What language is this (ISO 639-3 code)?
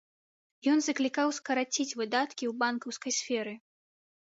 bel